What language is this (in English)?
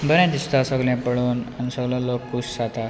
Konkani